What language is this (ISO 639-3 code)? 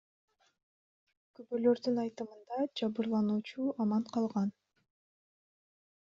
kir